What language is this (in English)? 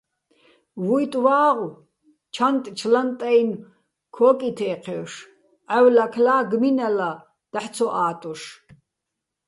Bats